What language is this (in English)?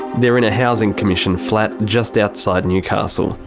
English